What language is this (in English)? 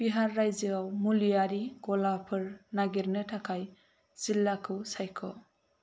Bodo